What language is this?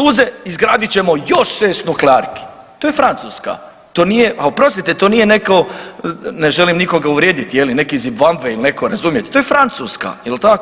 Croatian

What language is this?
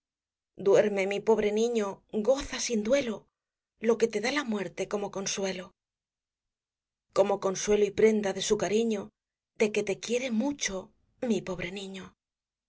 Spanish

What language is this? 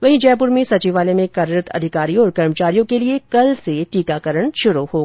Hindi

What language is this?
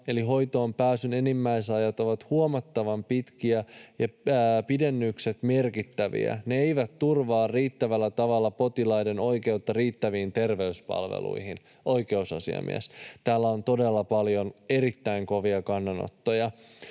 Finnish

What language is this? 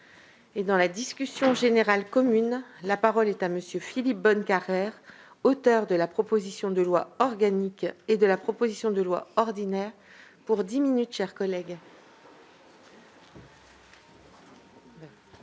French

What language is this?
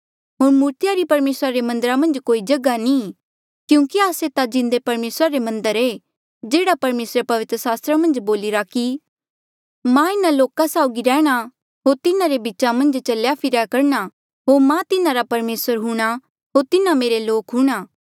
Mandeali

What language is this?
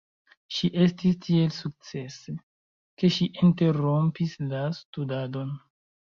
Esperanto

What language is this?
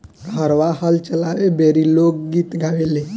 Bhojpuri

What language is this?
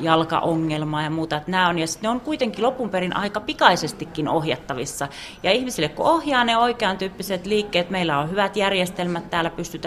Finnish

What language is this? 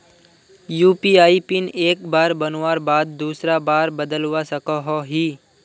Magahi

